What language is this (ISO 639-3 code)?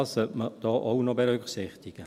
gsw